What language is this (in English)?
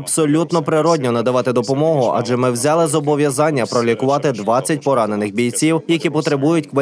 Ukrainian